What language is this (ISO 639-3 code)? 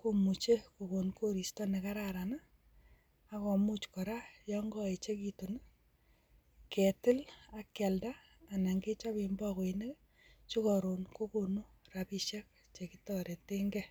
kln